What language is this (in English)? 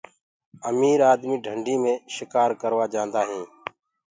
Gurgula